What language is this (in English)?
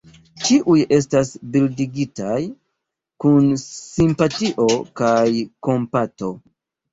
Esperanto